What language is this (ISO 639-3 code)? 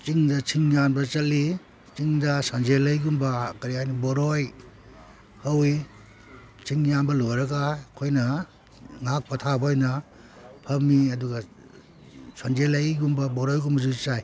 mni